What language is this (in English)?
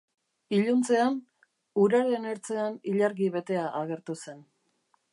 Basque